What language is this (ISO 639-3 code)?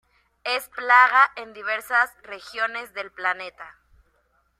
spa